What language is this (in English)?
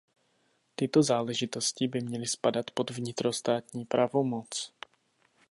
Czech